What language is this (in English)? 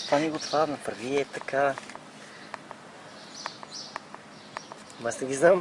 Bulgarian